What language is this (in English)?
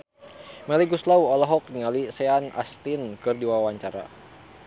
Sundanese